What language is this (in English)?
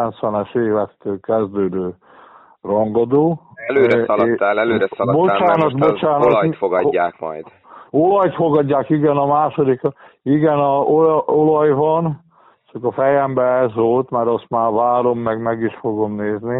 Hungarian